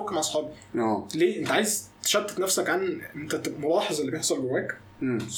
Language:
Arabic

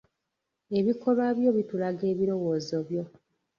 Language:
Ganda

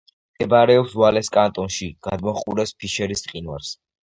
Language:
Georgian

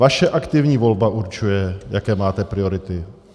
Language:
Czech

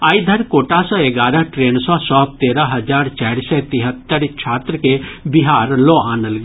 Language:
Maithili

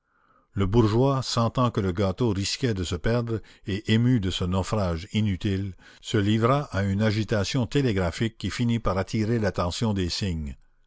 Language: French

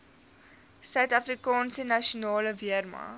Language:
Afrikaans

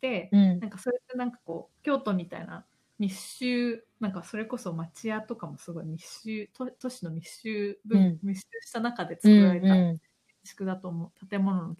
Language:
Japanese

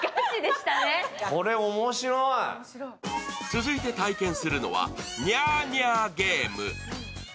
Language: Japanese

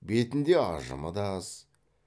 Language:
Kazakh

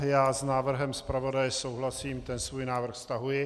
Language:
Czech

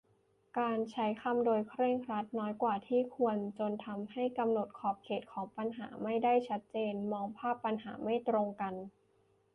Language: Thai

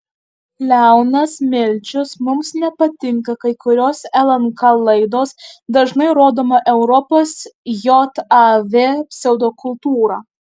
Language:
Lithuanian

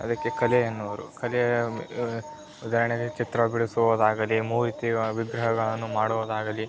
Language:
Kannada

